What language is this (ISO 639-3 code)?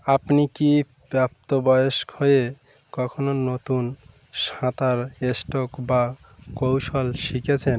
ben